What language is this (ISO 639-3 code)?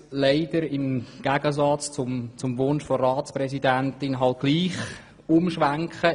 gsw